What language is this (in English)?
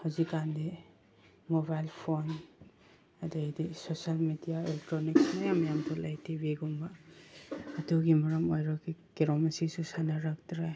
Manipuri